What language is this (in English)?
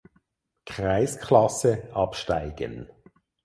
German